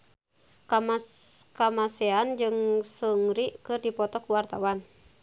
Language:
Sundanese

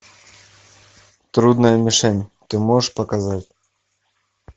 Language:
Russian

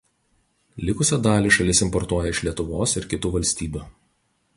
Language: Lithuanian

